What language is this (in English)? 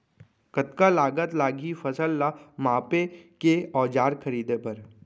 Chhattisgarhi